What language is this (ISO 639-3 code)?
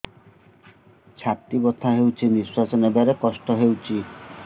ori